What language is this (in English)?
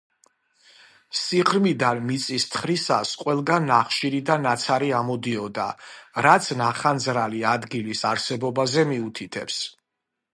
Georgian